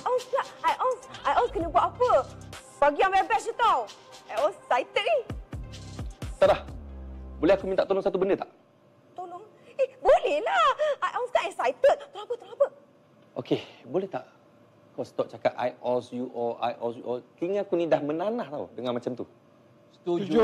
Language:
Malay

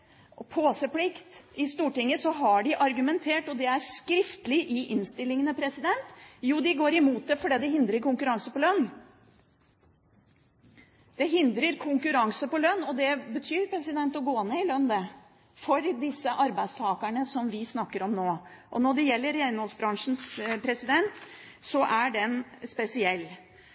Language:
Norwegian Bokmål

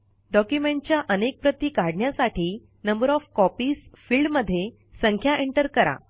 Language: Marathi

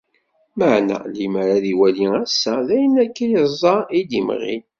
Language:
Kabyle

